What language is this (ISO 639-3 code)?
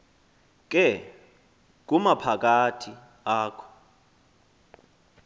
xho